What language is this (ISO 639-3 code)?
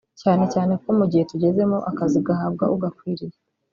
kin